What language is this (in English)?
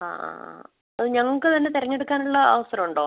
Malayalam